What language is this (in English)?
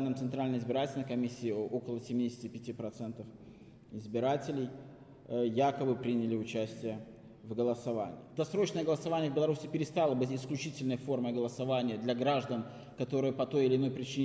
Russian